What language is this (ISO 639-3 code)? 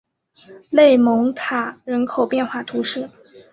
zho